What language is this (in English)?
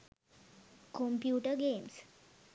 Sinhala